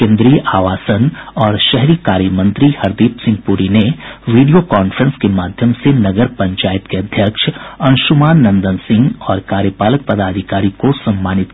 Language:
Hindi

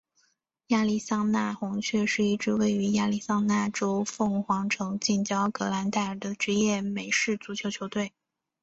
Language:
Chinese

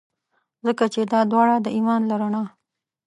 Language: Pashto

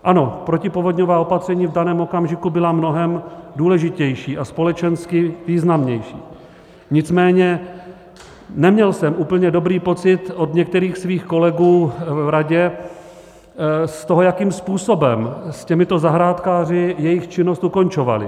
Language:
Czech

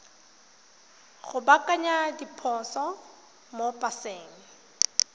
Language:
Tswana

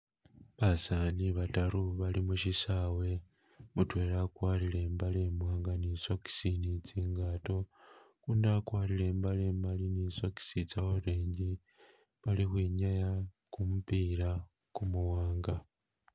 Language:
Masaaba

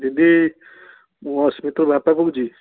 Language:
Odia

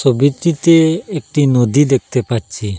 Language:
Bangla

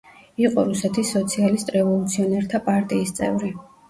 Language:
Georgian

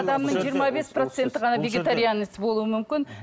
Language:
Kazakh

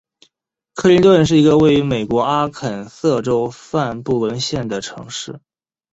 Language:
Chinese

